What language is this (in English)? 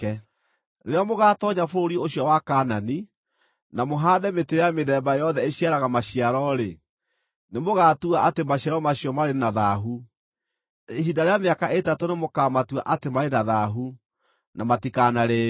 Kikuyu